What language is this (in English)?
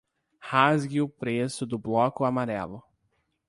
Portuguese